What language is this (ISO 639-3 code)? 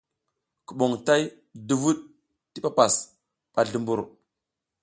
giz